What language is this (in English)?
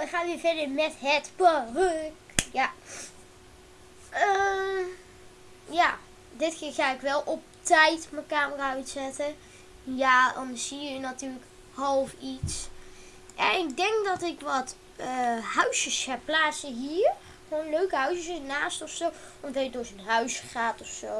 Dutch